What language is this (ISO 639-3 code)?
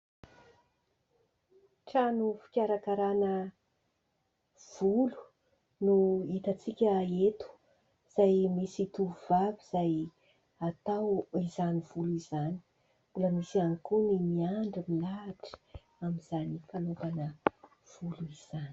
mlg